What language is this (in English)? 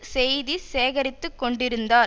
Tamil